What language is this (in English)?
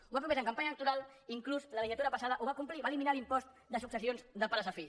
Catalan